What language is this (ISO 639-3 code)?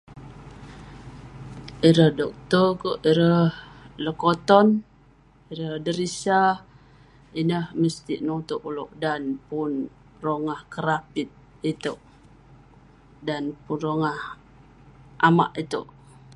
pne